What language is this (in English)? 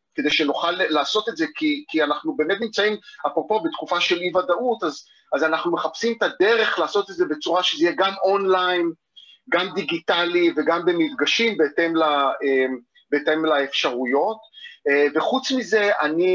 Hebrew